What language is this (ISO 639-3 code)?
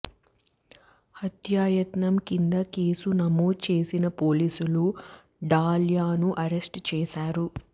tel